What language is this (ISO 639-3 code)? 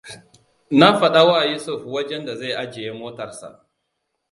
hau